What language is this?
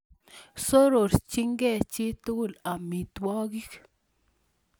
Kalenjin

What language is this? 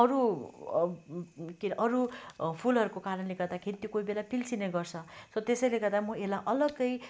Nepali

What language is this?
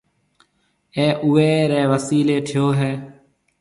Marwari (Pakistan)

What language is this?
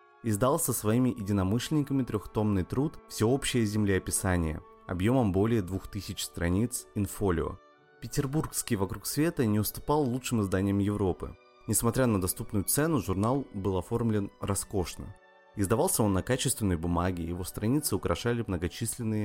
Russian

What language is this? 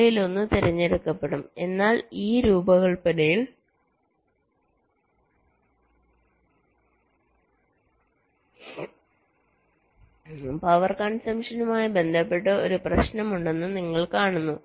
Malayalam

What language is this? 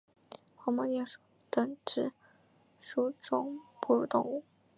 Chinese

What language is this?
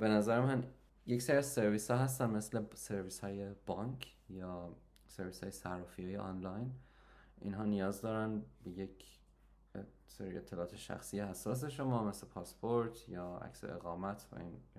Persian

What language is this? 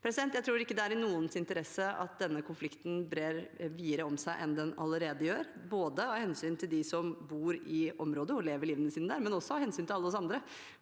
Norwegian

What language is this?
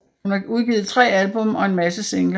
Danish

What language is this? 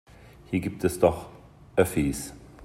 German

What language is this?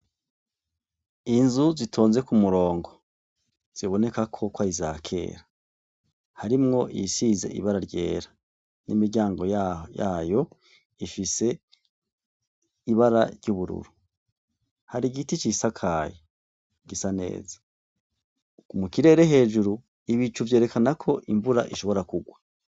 Rundi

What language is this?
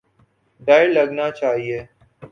Urdu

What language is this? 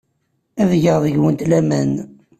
Kabyle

